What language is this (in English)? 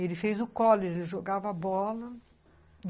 Portuguese